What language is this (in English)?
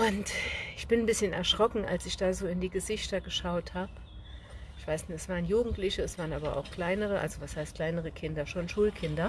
German